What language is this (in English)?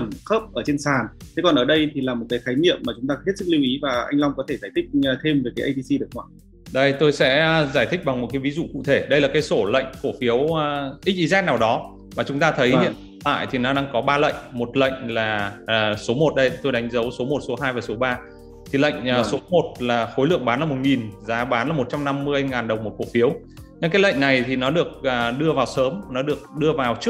Vietnamese